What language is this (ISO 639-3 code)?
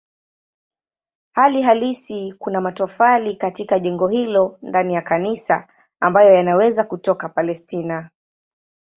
swa